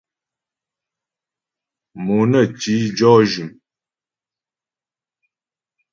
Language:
Ghomala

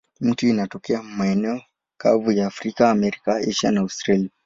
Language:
Swahili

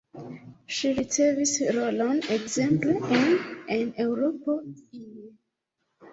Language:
Esperanto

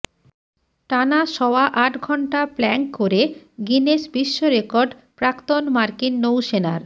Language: Bangla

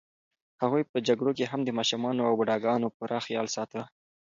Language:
Pashto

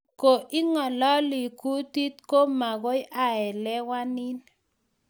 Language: Kalenjin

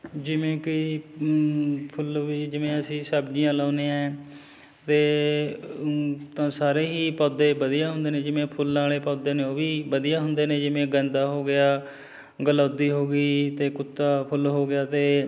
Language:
Punjabi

